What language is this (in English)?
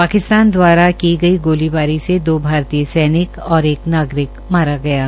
Hindi